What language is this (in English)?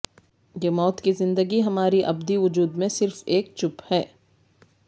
Urdu